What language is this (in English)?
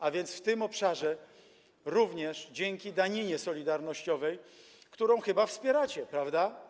Polish